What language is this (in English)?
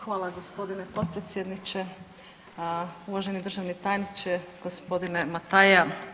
Croatian